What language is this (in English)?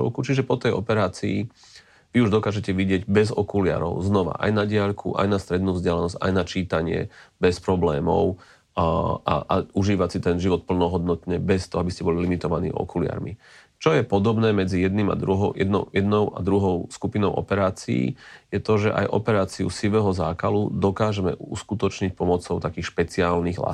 Slovak